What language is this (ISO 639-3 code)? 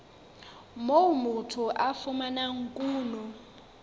sot